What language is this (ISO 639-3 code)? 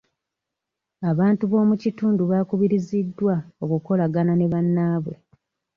lug